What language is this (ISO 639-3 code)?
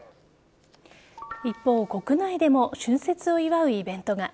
jpn